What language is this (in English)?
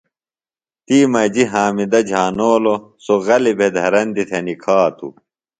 Phalura